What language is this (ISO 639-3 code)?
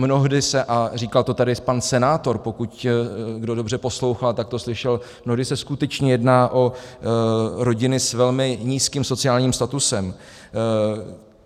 ces